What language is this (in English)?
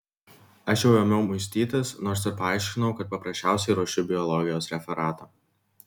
Lithuanian